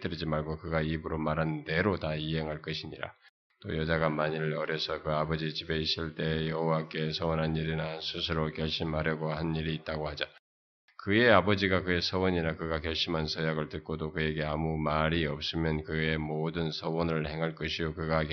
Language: Korean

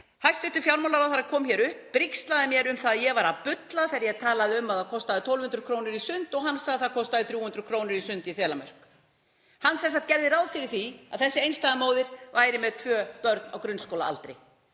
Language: Icelandic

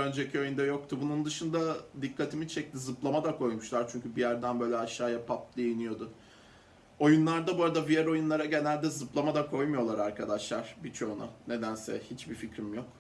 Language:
Turkish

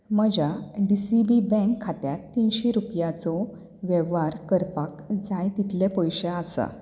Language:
Konkani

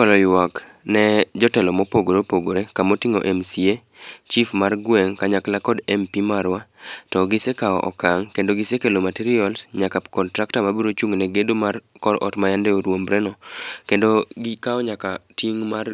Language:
Luo (Kenya and Tanzania)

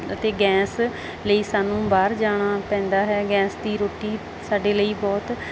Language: Punjabi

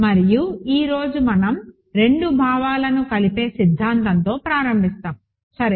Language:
Telugu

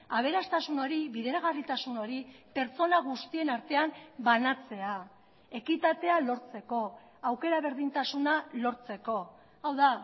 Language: Basque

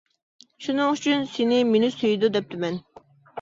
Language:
Uyghur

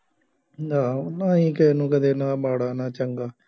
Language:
Punjabi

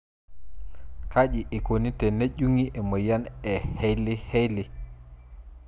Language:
Masai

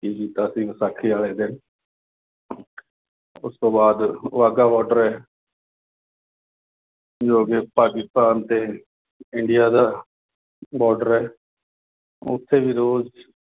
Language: Punjabi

